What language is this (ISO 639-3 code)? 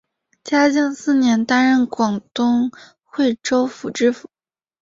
zho